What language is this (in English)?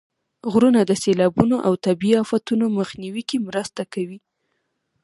Pashto